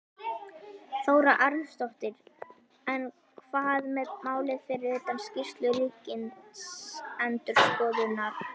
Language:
Icelandic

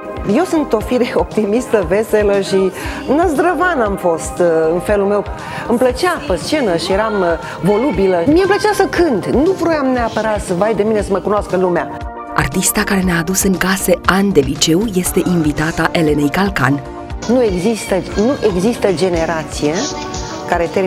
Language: Romanian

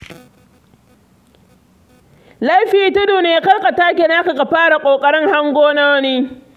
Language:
Hausa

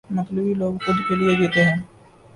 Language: Urdu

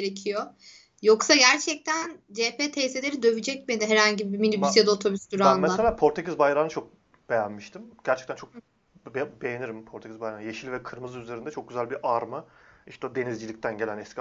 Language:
Turkish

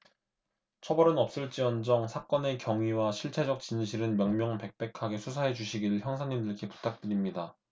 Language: Korean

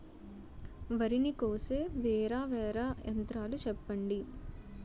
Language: Telugu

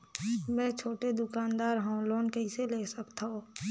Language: Chhattisgarhi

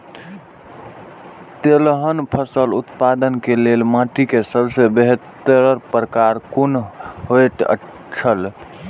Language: Maithili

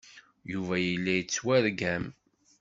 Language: Kabyle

